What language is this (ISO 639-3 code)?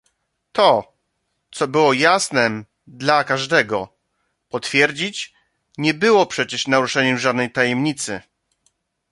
pol